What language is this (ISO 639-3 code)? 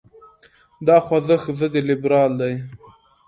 pus